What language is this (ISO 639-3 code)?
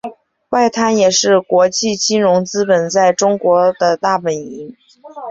zho